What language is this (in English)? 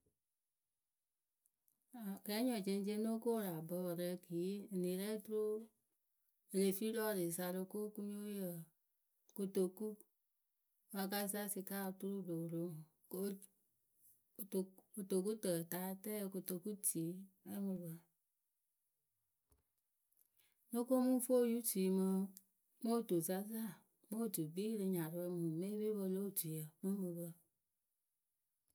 Akebu